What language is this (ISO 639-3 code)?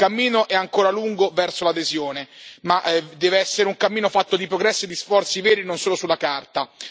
ita